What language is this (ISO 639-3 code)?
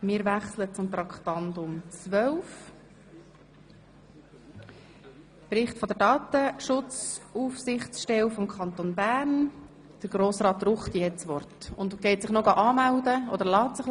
gsw